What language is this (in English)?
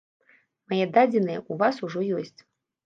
Belarusian